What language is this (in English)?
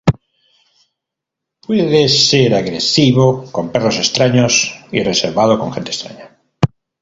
Spanish